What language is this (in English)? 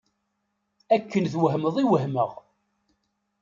Kabyle